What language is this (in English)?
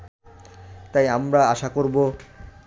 Bangla